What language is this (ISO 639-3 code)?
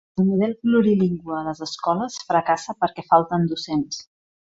cat